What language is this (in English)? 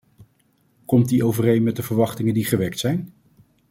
Dutch